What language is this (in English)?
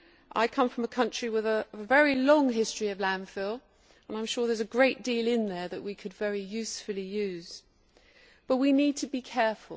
English